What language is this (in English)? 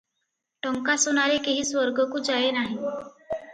Odia